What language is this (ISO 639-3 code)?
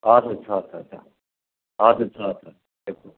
nep